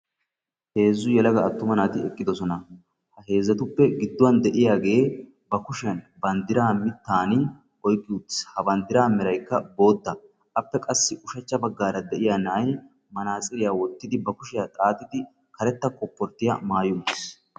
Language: Wolaytta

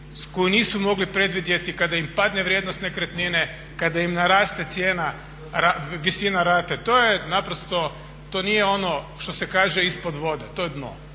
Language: Croatian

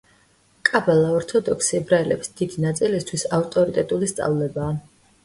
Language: Georgian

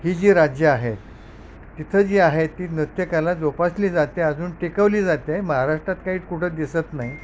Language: Marathi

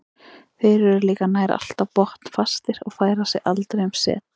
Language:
Icelandic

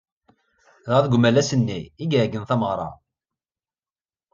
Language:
Kabyle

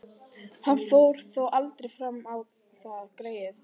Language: Icelandic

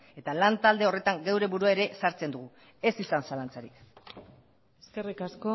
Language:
Basque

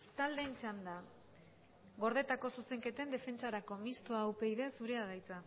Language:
Basque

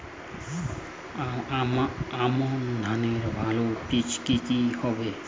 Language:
Bangla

